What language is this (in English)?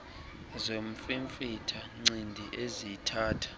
Xhosa